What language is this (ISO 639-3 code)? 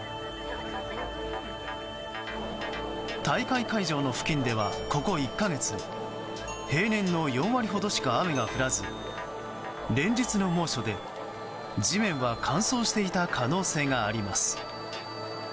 jpn